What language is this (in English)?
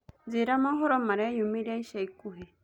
Kikuyu